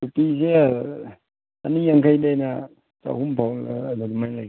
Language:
Manipuri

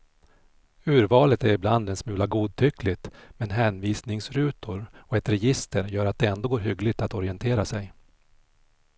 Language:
Swedish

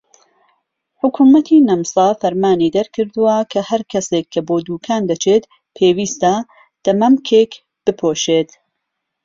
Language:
Central Kurdish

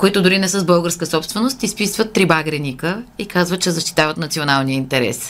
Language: Bulgarian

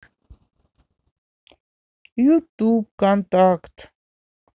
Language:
Russian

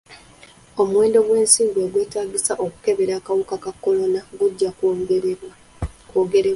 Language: Ganda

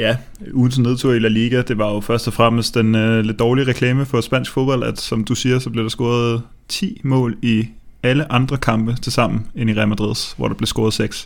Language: Danish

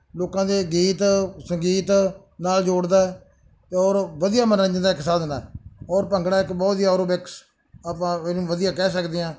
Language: Punjabi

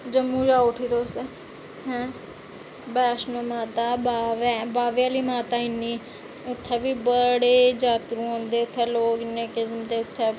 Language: Dogri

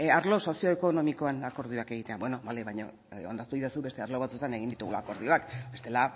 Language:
Basque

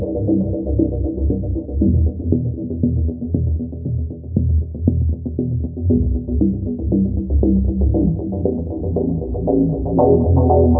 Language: Indonesian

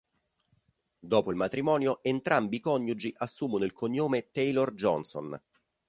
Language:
Italian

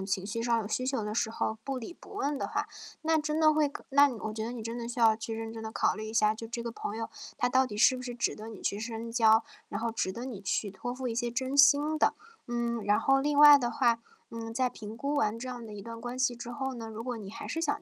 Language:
Chinese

